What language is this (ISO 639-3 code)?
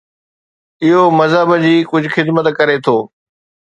snd